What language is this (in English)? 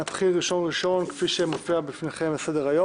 Hebrew